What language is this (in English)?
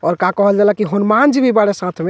Bhojpuri